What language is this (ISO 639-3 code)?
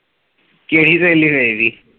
pan